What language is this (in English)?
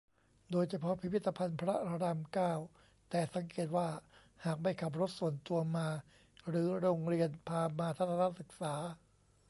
Thai